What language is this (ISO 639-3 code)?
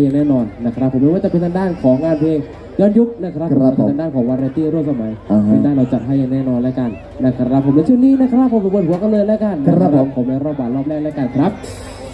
tha